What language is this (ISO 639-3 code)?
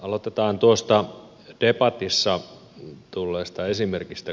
fin